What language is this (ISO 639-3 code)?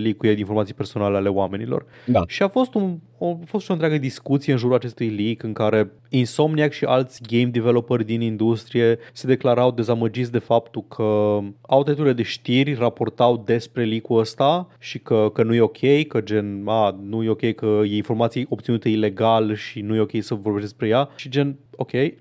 ron